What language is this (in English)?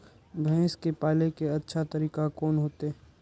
Maithili